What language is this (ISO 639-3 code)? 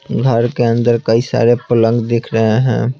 hin